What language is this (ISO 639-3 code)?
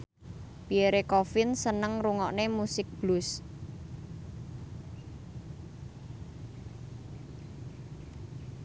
jav